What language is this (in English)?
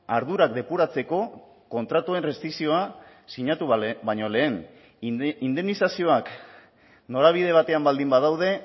Basque